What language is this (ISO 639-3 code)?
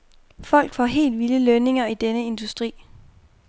dan